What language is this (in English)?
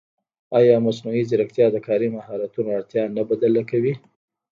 Pashto